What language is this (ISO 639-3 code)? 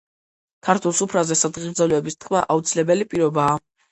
kat